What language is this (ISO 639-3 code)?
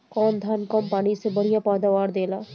bho